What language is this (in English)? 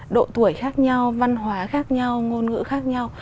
Vietnamese